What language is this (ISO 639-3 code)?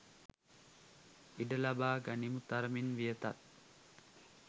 sin